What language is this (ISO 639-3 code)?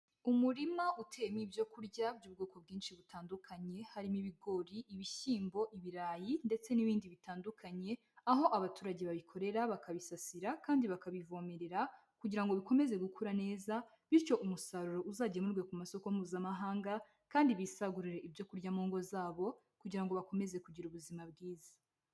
kin